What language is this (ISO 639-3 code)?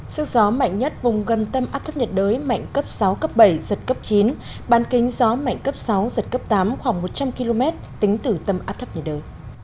vie